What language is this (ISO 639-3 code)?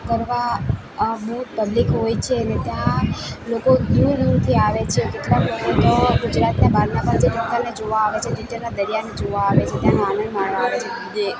guj